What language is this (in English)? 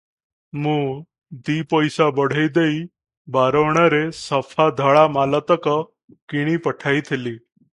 Odia